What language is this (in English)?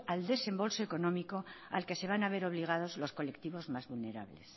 Spanish